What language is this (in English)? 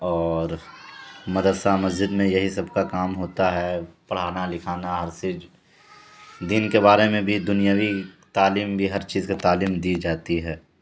Urdu